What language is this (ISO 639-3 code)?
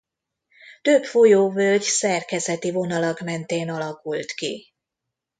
hun